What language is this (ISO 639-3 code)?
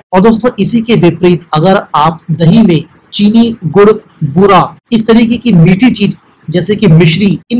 hin